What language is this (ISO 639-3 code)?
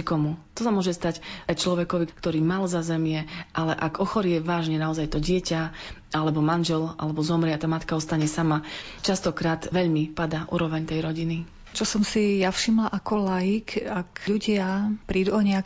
slk